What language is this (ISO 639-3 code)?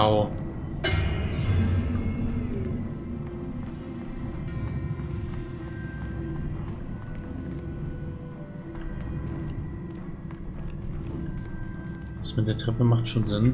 deu